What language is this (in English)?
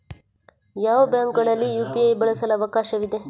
Kannada